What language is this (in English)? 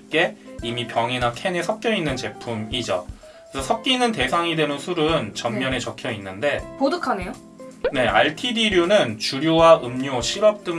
Korean